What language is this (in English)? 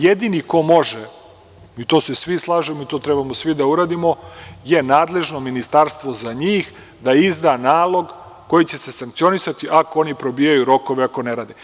Serbian